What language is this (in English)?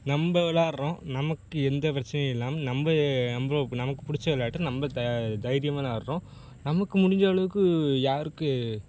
Tamil